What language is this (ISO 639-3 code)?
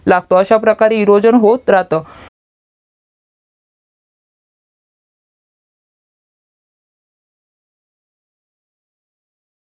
mar